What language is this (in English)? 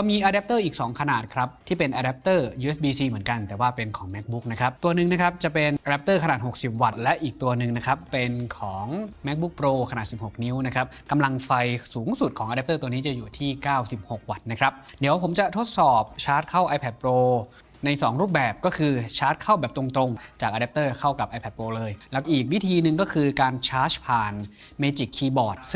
Thai